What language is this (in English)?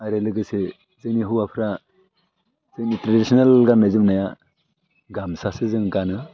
Bodo